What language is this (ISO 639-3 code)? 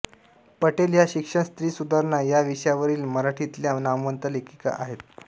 mar